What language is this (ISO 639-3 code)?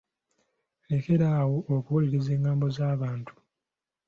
lug